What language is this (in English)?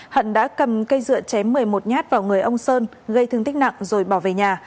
Vietnamese